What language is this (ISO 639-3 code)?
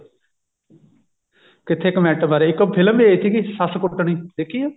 pan